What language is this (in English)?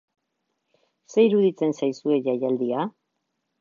Basque